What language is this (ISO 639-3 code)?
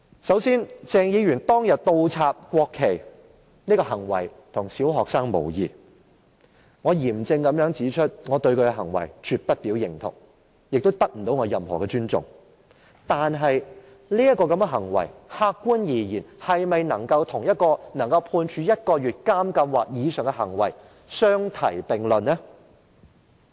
yue